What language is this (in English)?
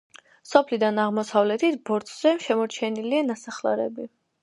Georgian